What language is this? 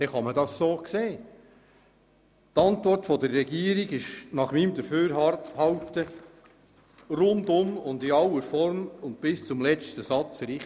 Swiss German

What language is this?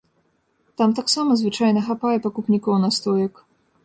Belarusian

